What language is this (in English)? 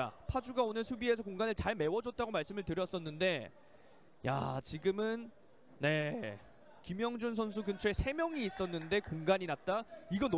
Korean